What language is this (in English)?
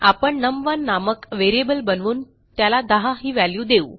Marathi